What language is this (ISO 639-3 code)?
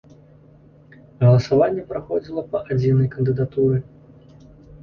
bel